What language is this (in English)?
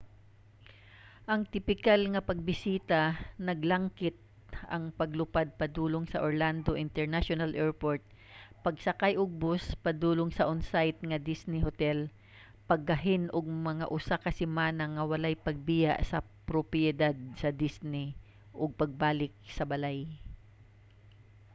Cebuano